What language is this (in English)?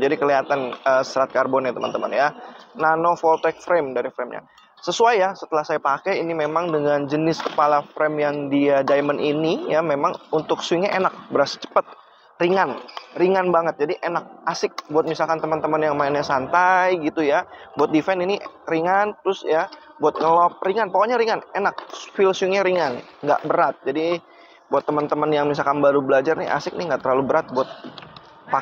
Indonesian